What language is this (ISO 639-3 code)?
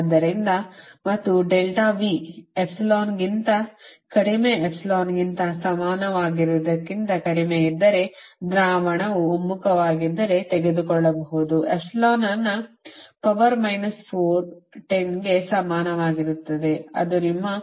kan